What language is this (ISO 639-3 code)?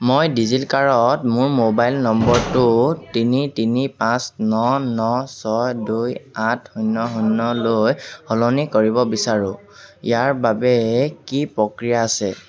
asm